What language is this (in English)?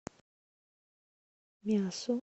Russian